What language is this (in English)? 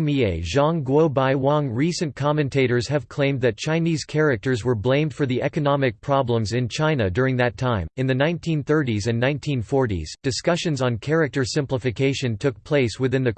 English